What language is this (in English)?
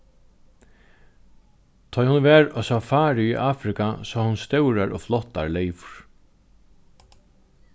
Faroese